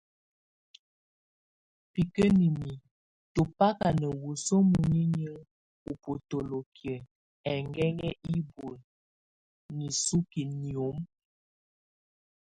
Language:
Tunen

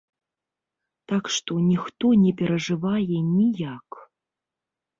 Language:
Belarusian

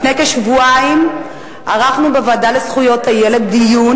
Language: Hebrew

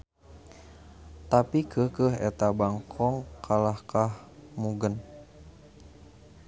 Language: Sundanese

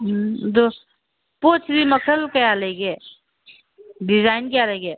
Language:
Manipuri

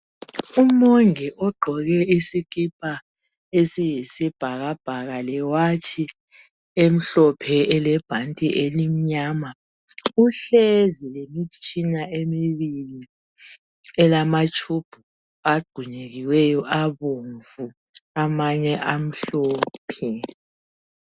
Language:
North Ndebele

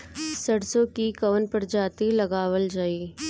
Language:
Bhojpuri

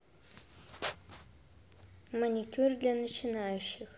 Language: Russian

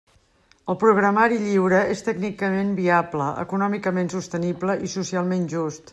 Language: Catalan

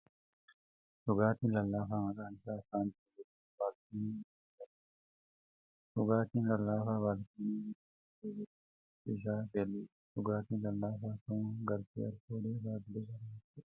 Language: Oromo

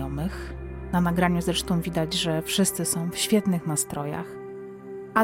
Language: Polish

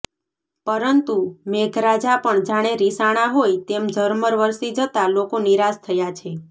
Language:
Gujarati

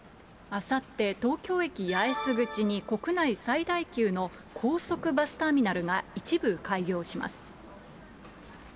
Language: Japanese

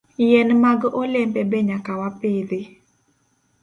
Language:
Luo (Kenya and Tanzania)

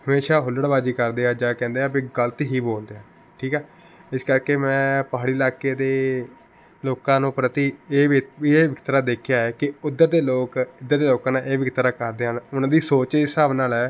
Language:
Punjabi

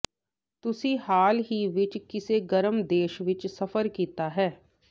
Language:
Punjabi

